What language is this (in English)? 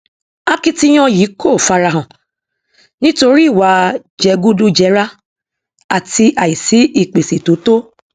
Yoruba